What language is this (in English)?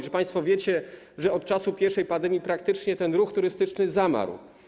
Polish